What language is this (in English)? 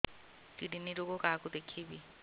Odia